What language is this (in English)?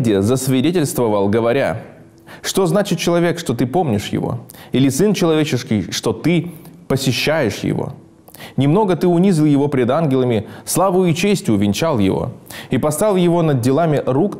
Russian